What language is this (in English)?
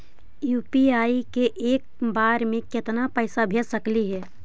Magahi